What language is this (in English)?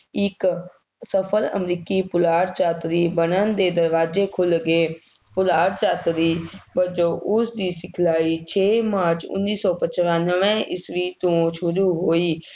Punjabi